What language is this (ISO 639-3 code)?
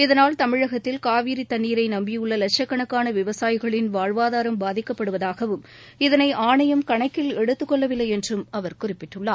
tam